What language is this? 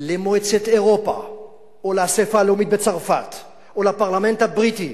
Hebrew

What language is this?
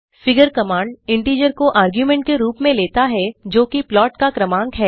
Hindi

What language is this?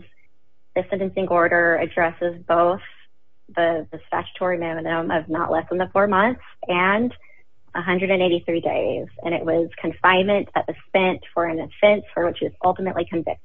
English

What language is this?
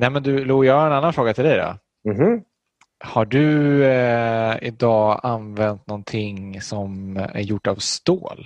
Swedish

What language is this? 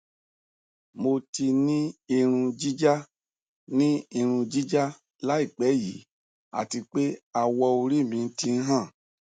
Yoruba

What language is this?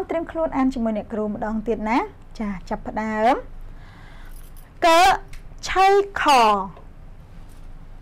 Vietnamese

